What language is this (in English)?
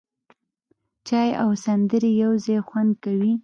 Pashto